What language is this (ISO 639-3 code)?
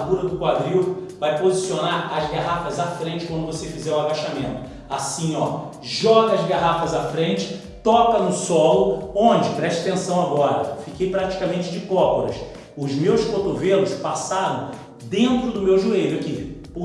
por